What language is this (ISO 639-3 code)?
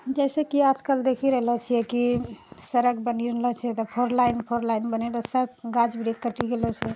mai